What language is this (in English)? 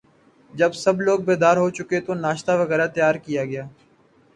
Urdu